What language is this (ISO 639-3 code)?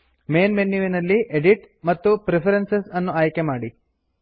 kan